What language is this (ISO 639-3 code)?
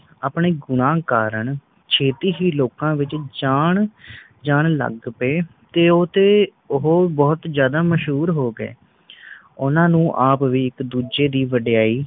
pan